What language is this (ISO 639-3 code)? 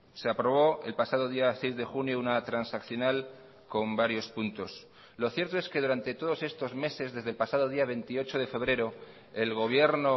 spa